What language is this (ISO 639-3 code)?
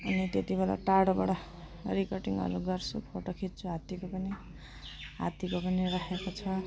nep